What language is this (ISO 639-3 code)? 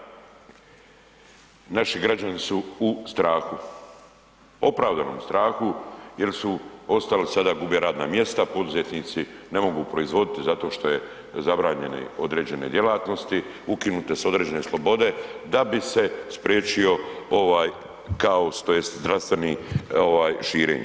hrv